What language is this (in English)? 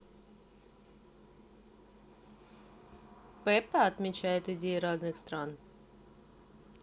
Russian